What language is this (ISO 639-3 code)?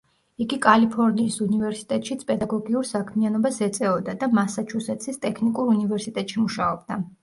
kat